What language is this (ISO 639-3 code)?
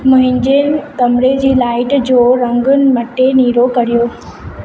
snd